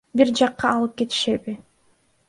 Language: Kyrgyz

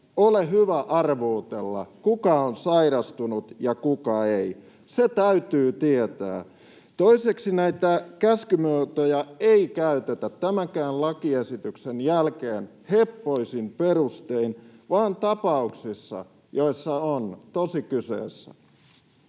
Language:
Finnish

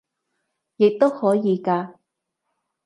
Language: Cantonese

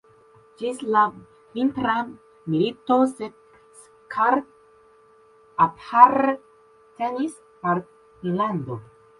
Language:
Esperanto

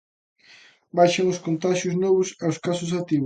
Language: Galician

